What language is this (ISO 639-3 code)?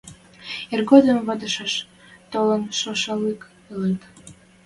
mrj